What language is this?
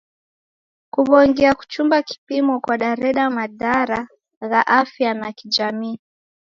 Taita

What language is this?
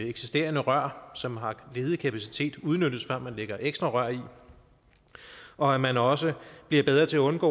Danish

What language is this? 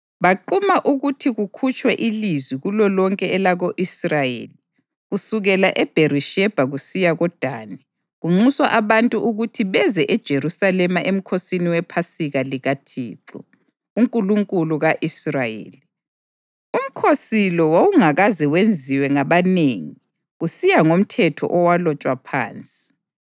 North Ndebele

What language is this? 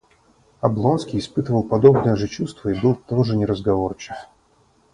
Russian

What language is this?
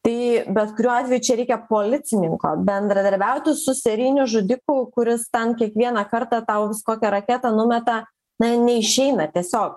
Lithuanian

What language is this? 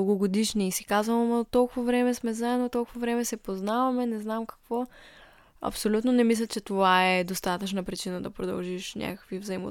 Bulgarian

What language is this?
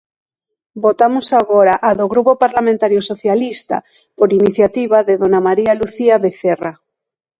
Galician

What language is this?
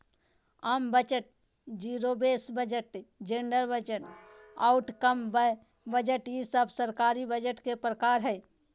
Magahi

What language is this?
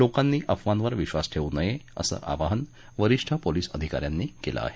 Marathi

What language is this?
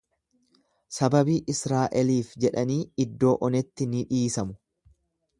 Oromo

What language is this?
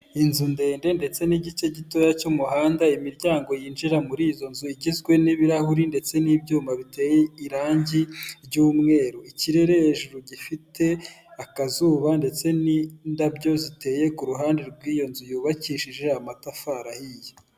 Kinyarwanda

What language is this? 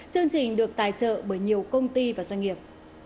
Vietnamese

